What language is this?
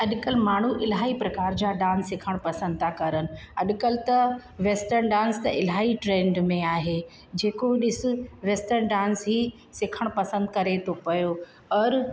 Sindhi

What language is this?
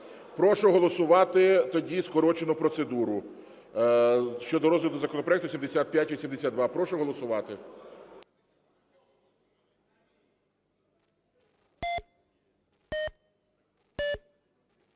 Ukrainian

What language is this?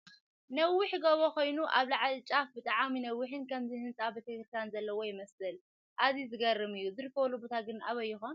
Tigrinya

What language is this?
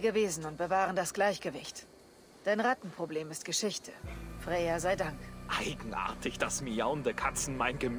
German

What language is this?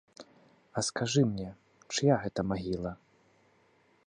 Belarusian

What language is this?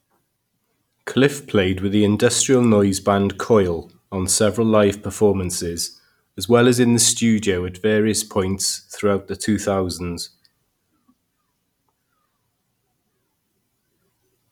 English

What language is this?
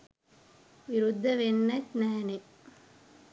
Sinhala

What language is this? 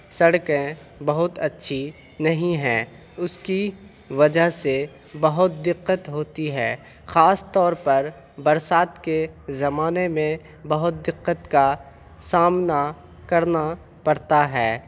Urdu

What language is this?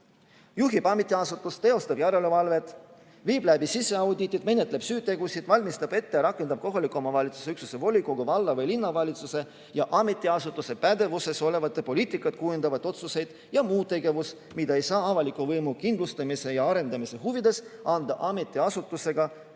Estonian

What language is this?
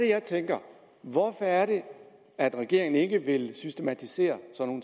Danish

